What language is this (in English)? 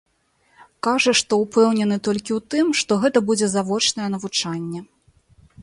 Belarusian